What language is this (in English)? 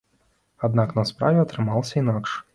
Belarusian